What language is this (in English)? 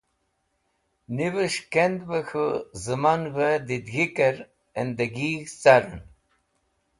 Wakhi